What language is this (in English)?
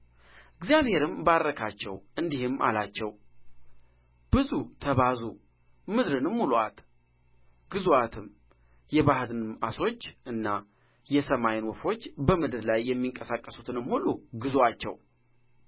Amharic